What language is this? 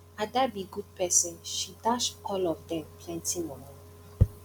Nigerian Pidgin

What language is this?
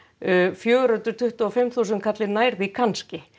Icelandic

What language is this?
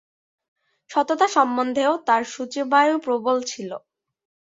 Bangla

